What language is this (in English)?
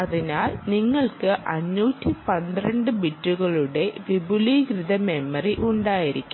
Malayalam